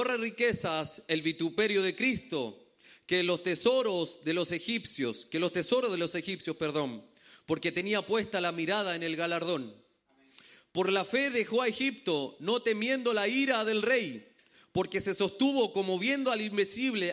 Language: Spanish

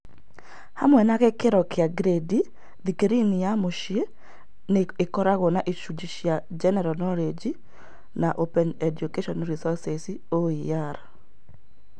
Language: Kikuyu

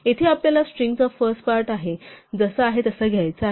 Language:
Marathi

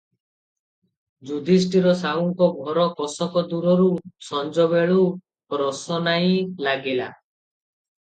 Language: Odia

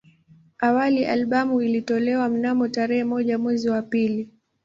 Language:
Swahili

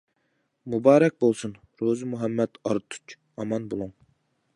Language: Uyghur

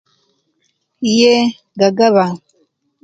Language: Kenyi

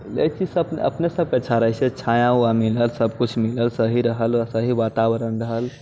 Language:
Maithili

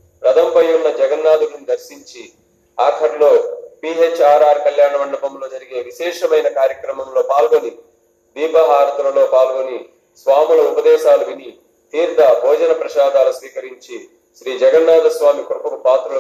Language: Telugu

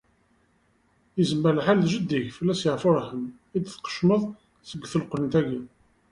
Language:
Kabyle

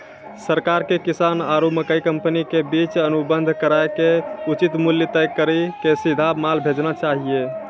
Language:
Maithili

